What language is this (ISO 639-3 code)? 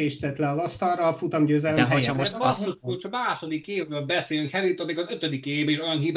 hun